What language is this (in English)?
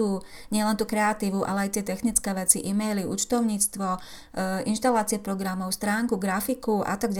Slovak